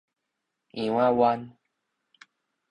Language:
Min Nan Chinese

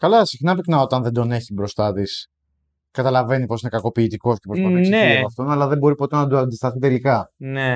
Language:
Greek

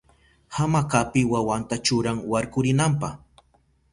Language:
Southern Pastaza Quechua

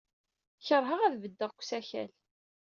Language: Kabyle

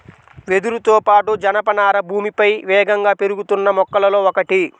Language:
Telugu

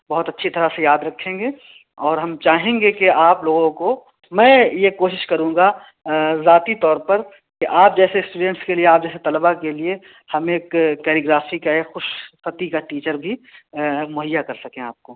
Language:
Urdu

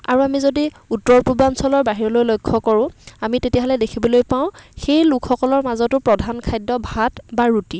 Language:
Assamese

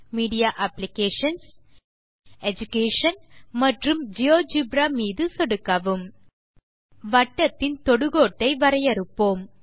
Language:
Tamil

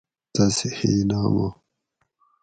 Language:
Gawri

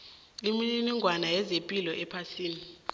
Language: South Ndebele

